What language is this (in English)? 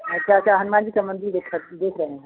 Hindi